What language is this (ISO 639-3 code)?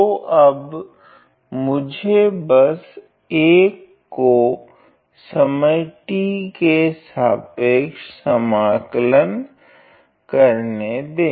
hin